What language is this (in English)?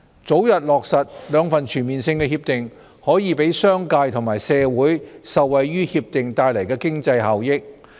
Cantonese